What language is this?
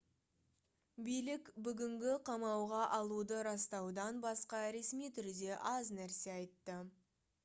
Kazakh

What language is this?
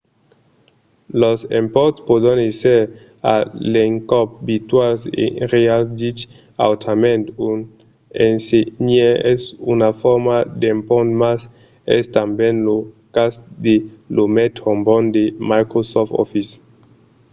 Occitan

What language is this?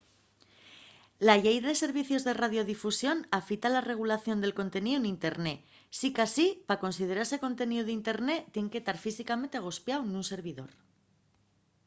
Asturian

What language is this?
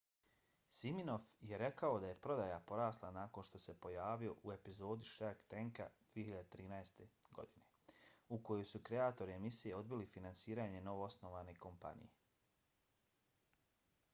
Bosnian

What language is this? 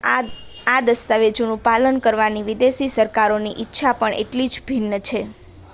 Gujarati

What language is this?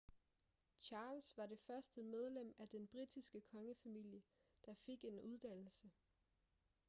Danish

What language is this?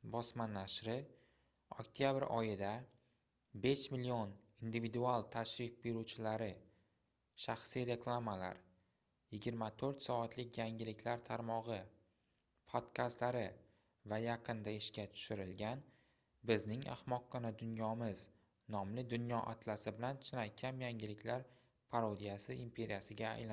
Uzbek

